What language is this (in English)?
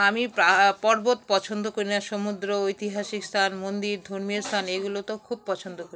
Bangla